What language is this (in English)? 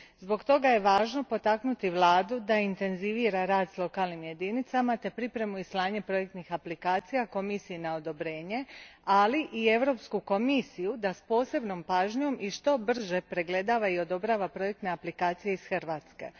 Croatian